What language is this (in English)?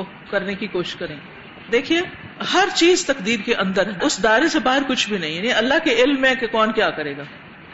Urdu